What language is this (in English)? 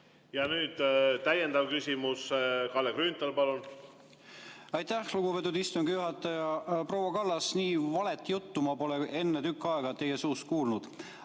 Estonian